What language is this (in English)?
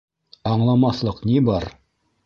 Bashkir